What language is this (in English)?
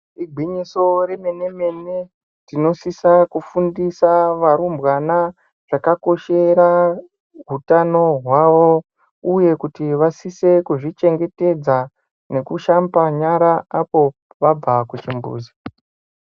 Ndau